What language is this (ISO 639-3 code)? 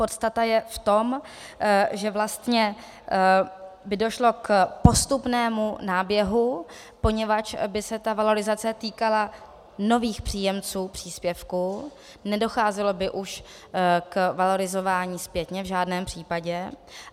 ces